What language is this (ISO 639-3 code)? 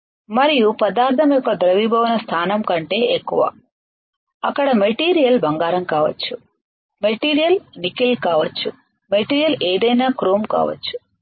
tel